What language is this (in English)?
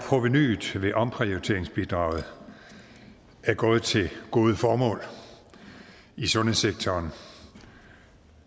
Danish